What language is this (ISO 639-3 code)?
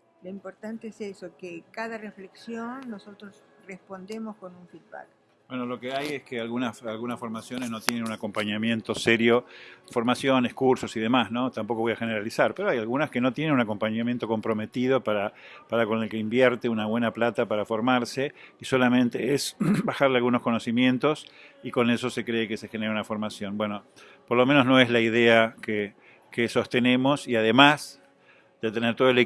spa